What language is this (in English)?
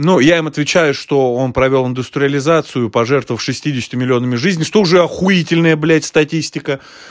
Russian